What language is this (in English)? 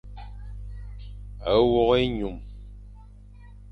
Fang